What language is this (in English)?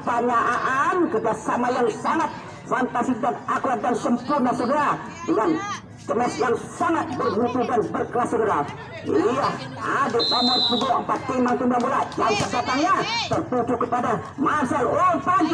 Indonesian